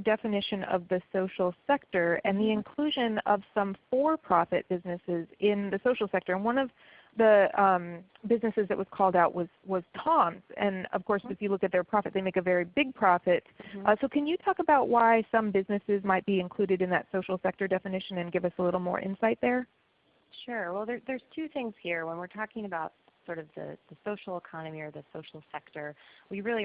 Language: English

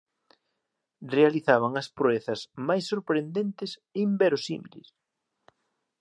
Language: Galician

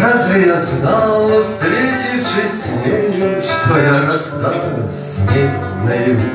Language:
Russian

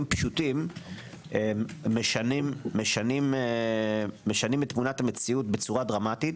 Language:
Hebrew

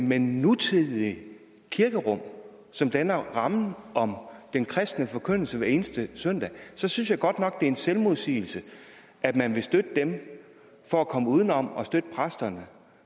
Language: Danish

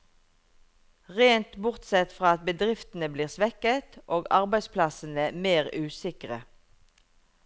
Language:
Norwegian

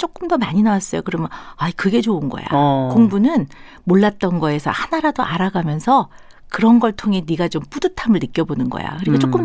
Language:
Korean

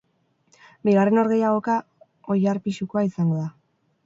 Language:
Basque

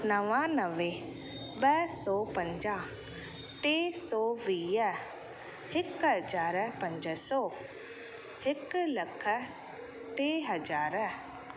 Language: Sindhi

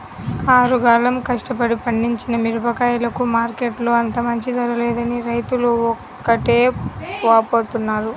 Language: Telugu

